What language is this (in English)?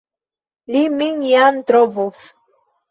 Esperanto